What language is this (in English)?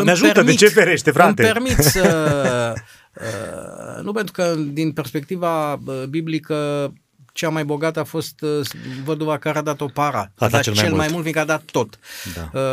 Romanian